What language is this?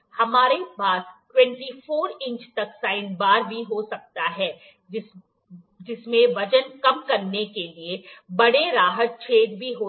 Hindi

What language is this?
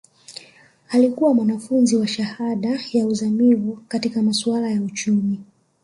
Swahili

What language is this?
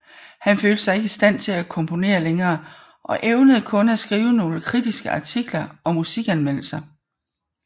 Danish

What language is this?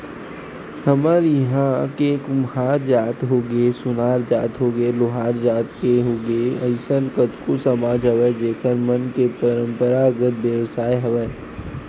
Chhattisgarhi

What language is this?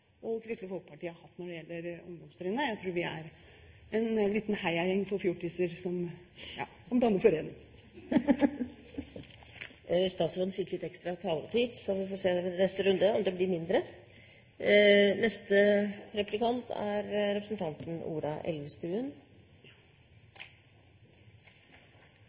Norwegian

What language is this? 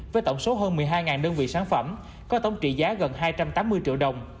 Vietnamese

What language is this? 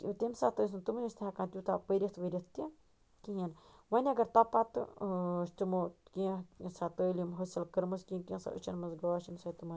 Kashmiri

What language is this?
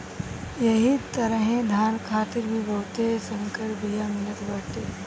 Bhojpuri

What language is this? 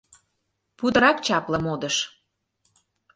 Mari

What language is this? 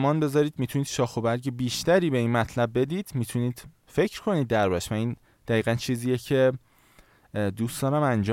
Persian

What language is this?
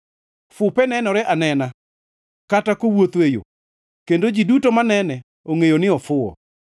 Luo (Kenya and Tanzania)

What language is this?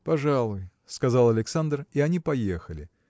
Russian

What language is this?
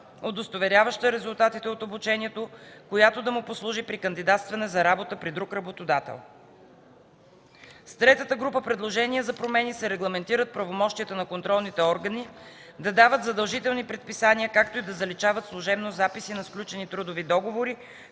Bulgarian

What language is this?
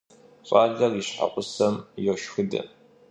Kabardian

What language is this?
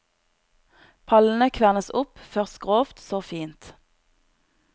Norwegian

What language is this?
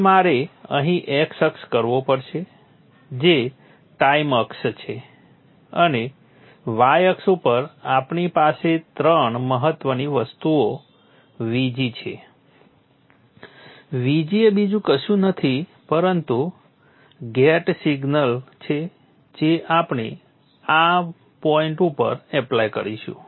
Gujarati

